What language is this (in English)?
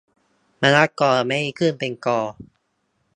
Thai